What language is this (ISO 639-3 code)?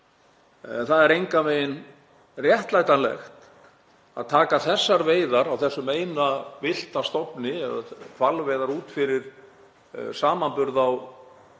isl